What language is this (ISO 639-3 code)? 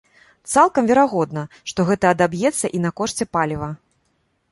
bel